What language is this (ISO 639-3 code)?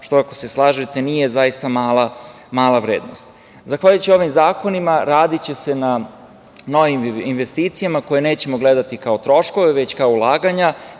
srp